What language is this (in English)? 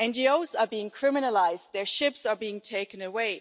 English